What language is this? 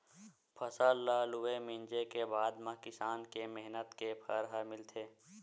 Chhattisgarhi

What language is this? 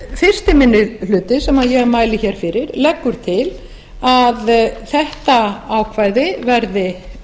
Icelandic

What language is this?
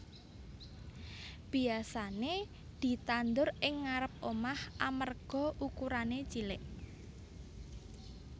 Javanese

